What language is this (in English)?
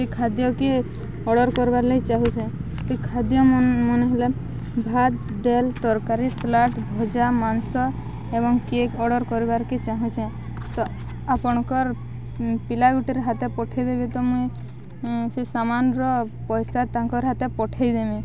Odia